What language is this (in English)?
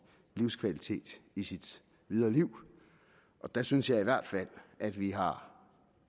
Danish